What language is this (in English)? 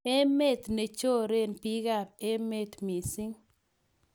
Kalenjin